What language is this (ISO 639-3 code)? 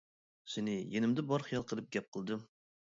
uig